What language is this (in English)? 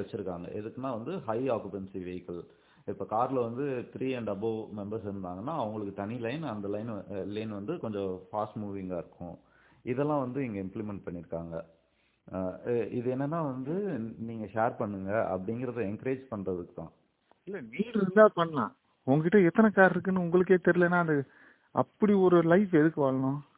Tamil